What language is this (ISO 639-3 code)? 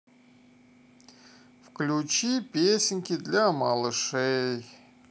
rus